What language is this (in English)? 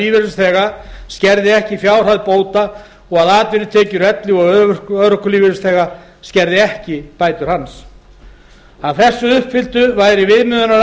Icelandic